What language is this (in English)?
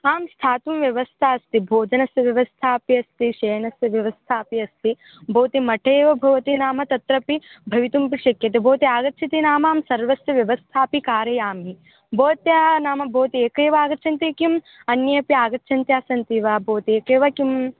Sanskrit